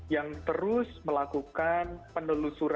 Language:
Indonesian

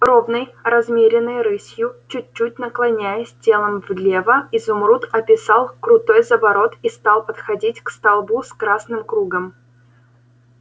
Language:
Russian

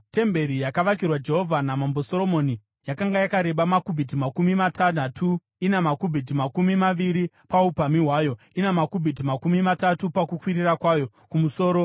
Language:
Shona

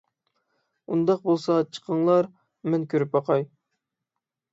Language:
Uyghur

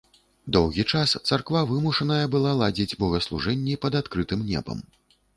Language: Belarusian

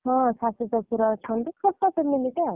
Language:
Odia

